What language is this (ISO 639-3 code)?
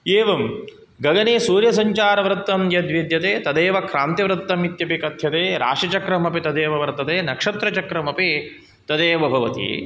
san